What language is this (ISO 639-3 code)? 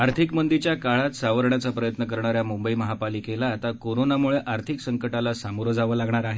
mar